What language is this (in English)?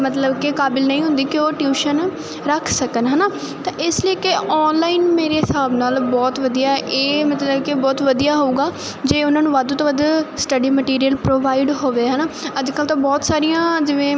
Punjabi